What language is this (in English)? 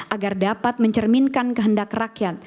Indonesian